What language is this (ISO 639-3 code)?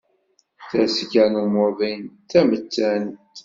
kab